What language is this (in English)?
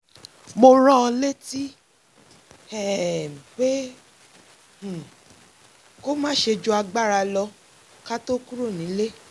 Yoruba